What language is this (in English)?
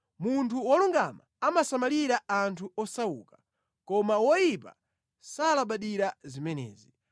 Nyanja